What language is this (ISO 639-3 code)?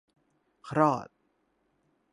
tha